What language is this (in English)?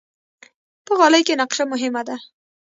Pashto